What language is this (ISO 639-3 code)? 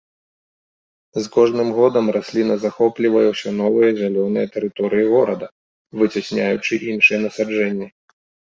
bel